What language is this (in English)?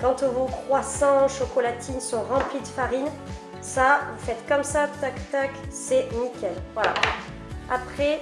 French